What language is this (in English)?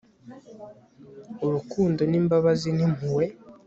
Kinyarwanda